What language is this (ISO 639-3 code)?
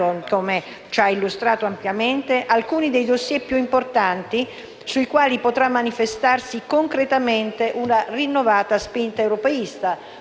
ita